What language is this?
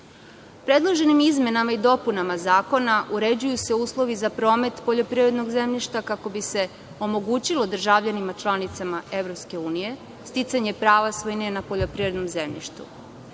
Serbian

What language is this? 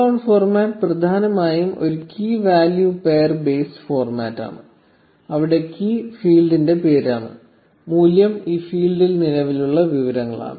Malayalam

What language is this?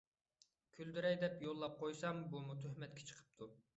Uyghur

